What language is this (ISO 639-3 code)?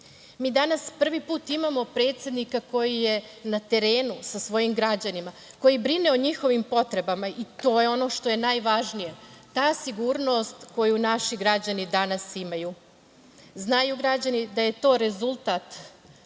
srp